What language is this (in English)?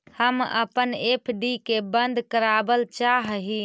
Magahi